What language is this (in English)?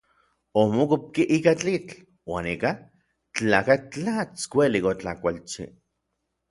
Orizaba Nahuatl